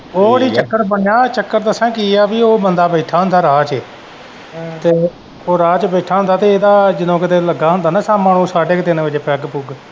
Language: Punjabi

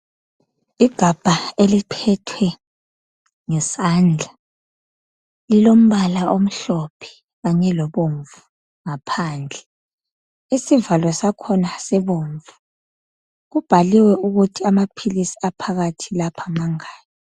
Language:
North Ndebele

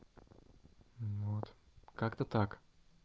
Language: Russian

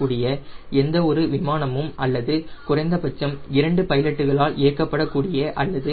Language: Tamil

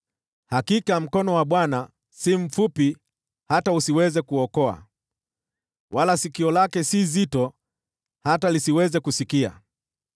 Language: Swahili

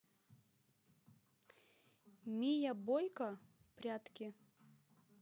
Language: Russian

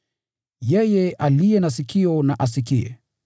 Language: Swahili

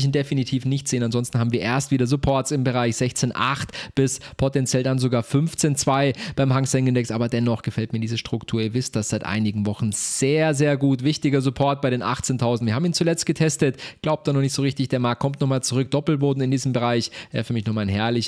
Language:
German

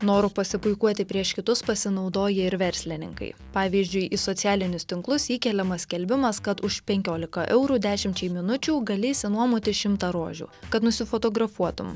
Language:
Lithuanian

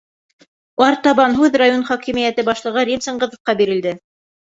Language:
Bashkir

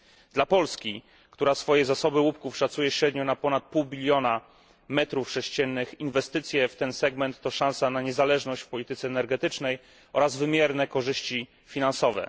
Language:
Polish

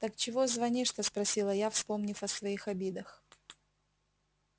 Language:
Russian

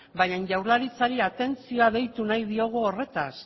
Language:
Basque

